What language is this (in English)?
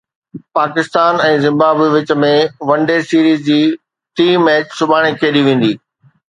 Sindhi